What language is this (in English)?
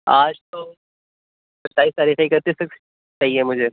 Urdu